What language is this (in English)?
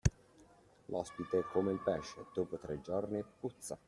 Italian